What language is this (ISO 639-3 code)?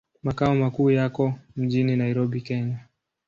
swa